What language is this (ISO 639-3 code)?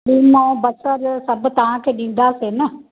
snd